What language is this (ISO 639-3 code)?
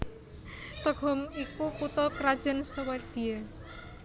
jav